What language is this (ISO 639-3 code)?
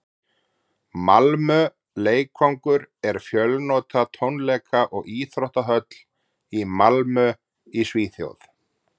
isl